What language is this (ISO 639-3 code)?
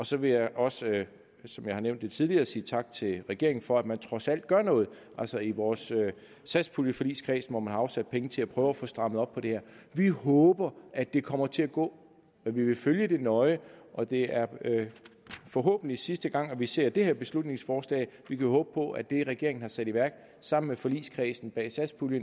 dan